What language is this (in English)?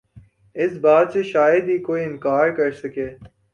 Urdu